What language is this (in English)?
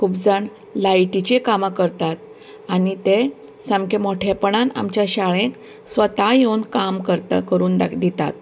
Konkani